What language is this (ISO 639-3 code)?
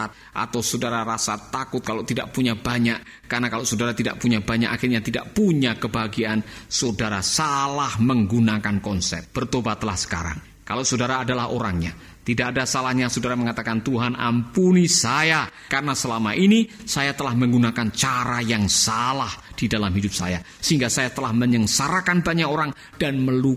ind